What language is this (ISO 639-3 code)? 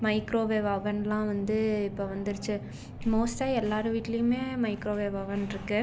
tam